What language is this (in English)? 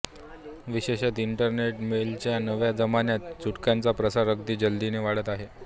Marathi